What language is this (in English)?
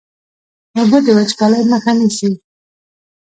Pashto